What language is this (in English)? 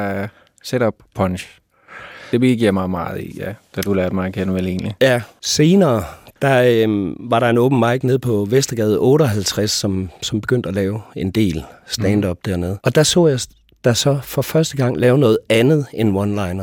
Danish